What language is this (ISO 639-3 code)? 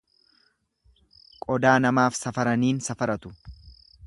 orm